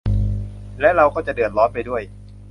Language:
Thai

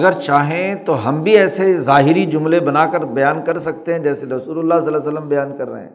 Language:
Urdu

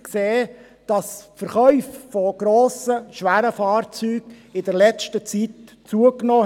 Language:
Swiss German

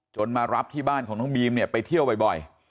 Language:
Thai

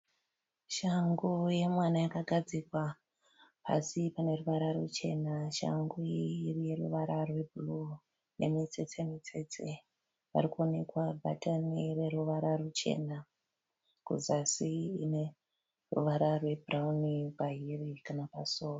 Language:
Shona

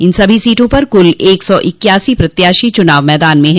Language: Hindi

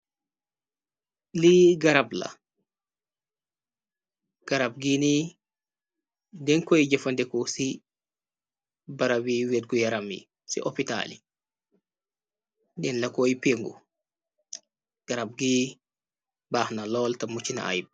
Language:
Wolof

